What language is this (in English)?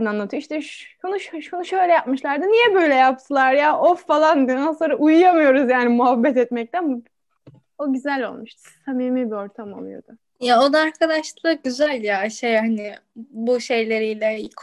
Turkish